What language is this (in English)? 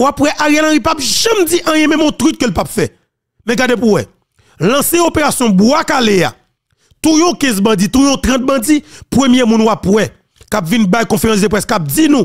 French